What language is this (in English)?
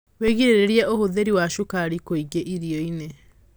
Kikuyu